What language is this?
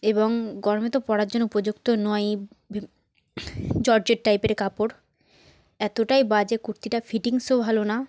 Bangla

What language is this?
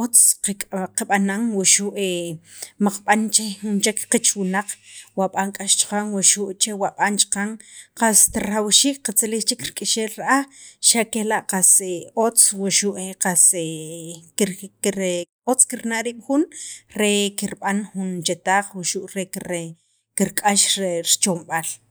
Sacapulteco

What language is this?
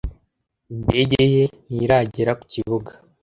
Kinyarwanda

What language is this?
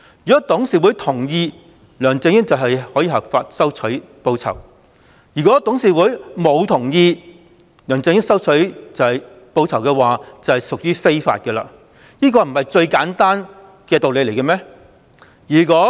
Cantonese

